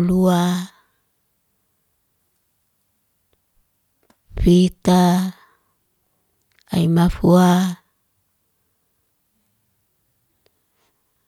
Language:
Liana-Seti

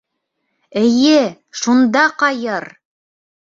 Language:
Bashkir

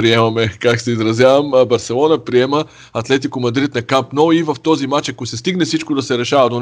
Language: Bulgarian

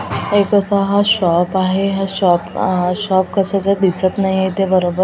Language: Marathi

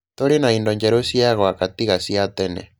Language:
Kikuyu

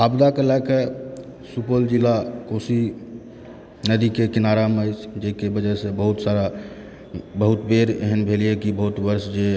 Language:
Maithili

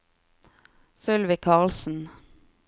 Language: Norwegian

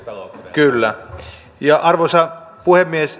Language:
Finnish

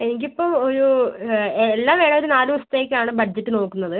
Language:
Malayalam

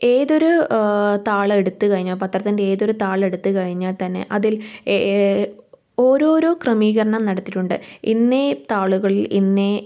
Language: Malayalam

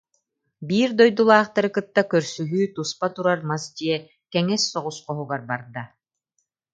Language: Yakut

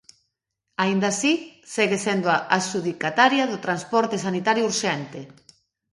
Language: Galician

